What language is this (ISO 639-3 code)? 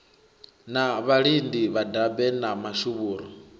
ven